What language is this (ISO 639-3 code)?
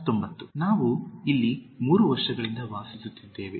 kan